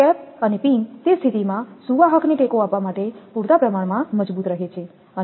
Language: Gujarati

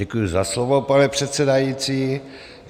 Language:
Czech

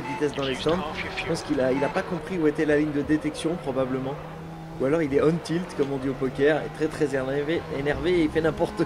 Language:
French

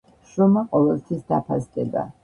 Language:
Georgian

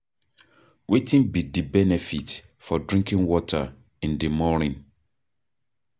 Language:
Nigerian Pidgin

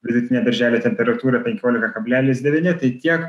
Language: Lithuanian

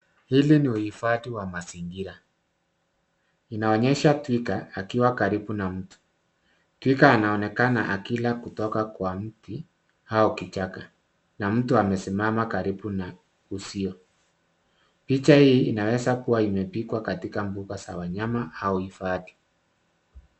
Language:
Swahili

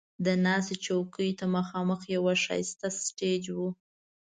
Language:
Pashto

